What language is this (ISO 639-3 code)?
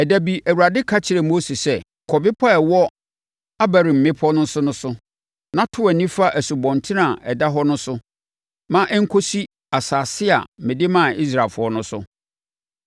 aka